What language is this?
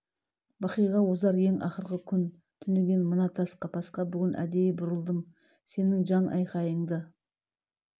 Kazakh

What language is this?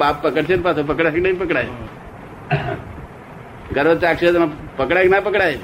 Gujarati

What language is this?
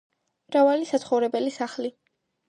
Georgian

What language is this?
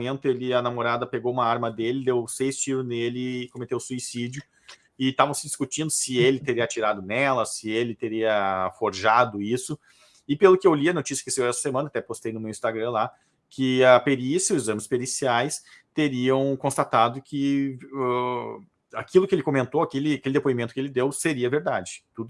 Portuguese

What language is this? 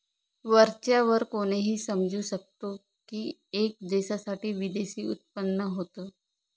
Marathi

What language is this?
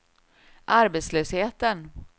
Swedish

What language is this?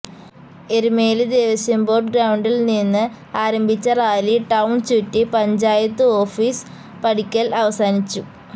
Malayalam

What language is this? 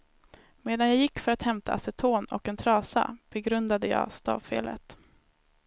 Swedish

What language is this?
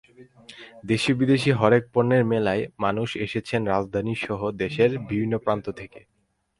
Bangla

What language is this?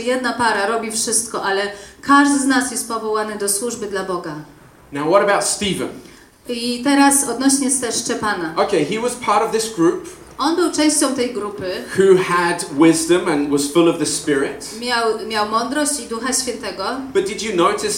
Polish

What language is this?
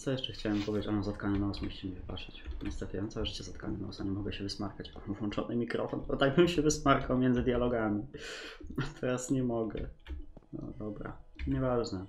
Polish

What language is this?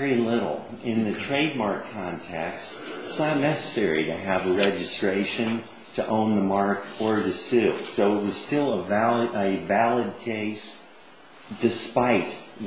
English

